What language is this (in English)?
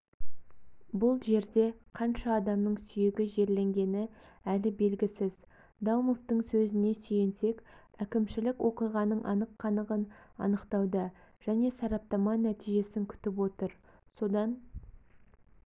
Kazakh